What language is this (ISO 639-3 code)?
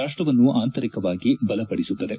kan